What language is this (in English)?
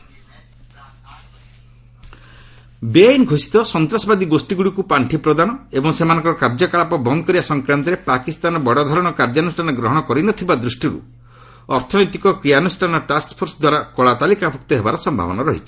Odia